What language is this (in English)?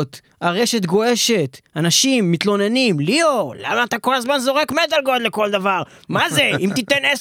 Hebrew